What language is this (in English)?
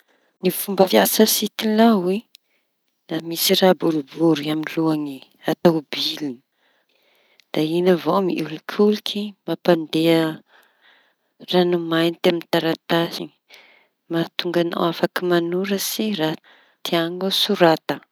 Tanosy Malagasy